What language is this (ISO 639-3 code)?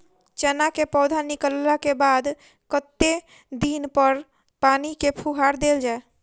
mai